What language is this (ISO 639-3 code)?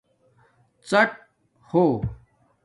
dmk